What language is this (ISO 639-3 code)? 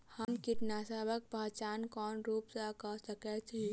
mai